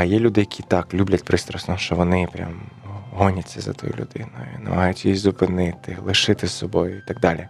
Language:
Ukrainian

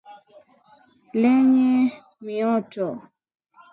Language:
Swahili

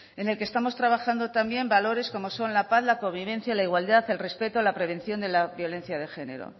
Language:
Spanish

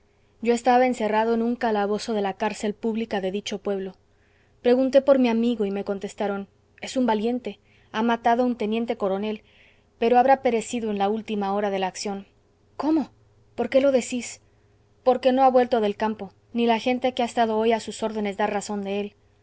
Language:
Spanish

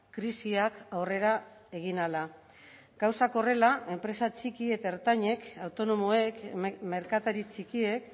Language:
Basque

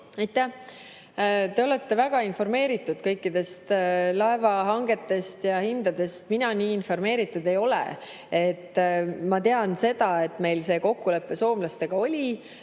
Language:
Estonian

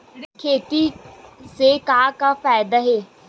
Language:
Chhattisgarhi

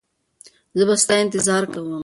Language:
Pashto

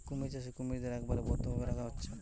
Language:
Bangla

